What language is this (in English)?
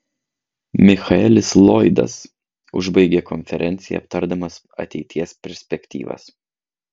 Lithuanian